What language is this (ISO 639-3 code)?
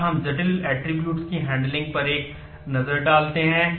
hin